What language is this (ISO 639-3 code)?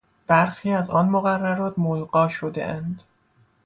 fas